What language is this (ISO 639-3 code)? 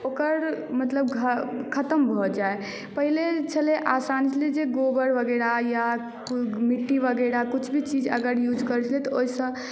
mai